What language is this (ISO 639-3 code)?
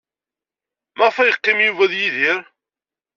kab